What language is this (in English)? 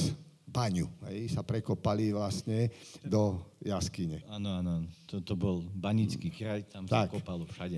Slovak